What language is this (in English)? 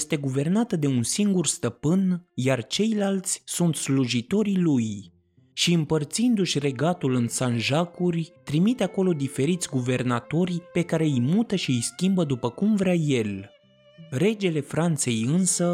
Romanian